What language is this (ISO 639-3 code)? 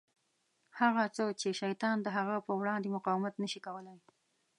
pus